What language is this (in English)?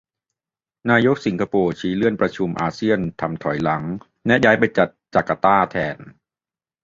Thai